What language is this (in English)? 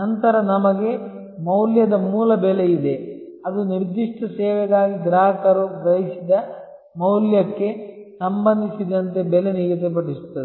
Kannada